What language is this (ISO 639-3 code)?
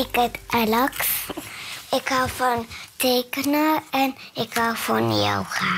nld